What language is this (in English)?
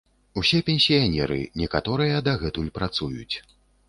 Belarusian